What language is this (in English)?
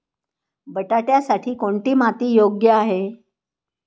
Marathi